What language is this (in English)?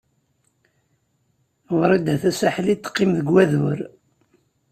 Kabyle